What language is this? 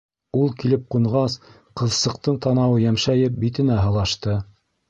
Bashkir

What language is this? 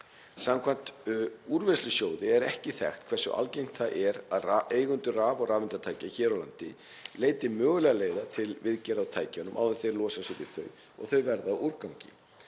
Icelandic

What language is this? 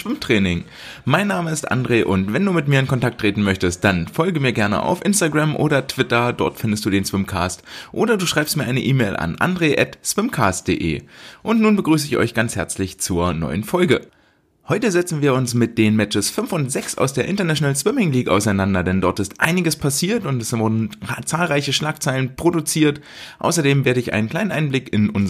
German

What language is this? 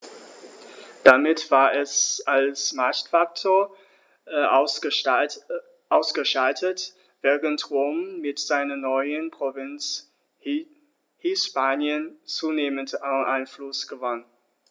German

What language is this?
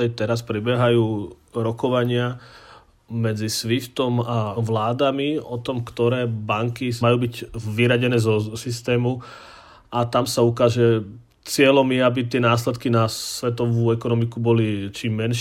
Slovak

